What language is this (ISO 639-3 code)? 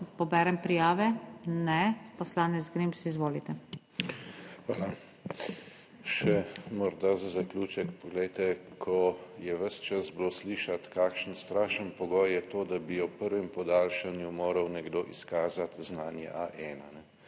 slv